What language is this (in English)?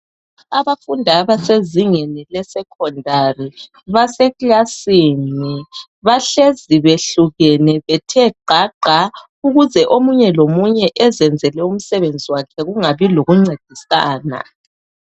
North Ndebele